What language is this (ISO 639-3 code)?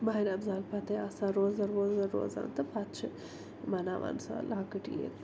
kas